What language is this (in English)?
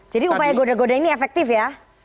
Indonesian